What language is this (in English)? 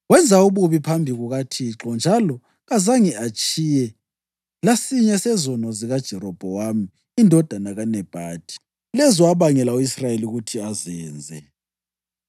North Ndebele